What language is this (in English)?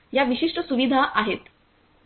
Marathi